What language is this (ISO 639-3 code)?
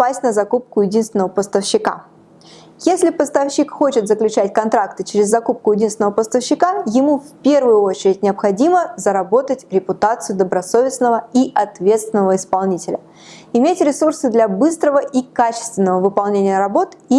rus